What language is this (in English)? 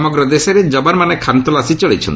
Odia